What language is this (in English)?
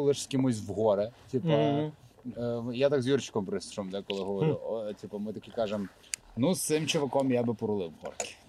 Ukrainian